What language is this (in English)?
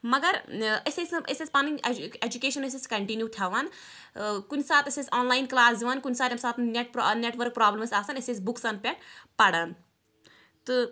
Kashmiri